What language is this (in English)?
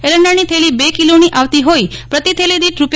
Gujarati